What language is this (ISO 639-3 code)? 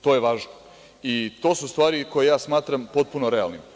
srp